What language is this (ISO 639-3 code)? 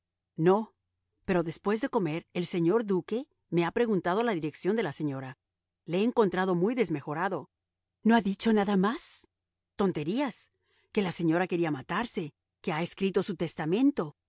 spa